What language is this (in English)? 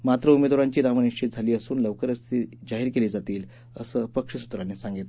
Marathi